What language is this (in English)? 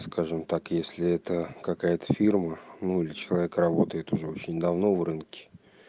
Russian